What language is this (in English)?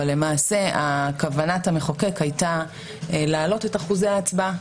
Hebrew